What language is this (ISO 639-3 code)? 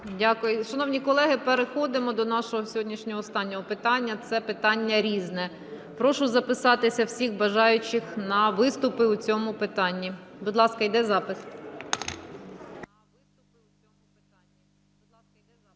ukr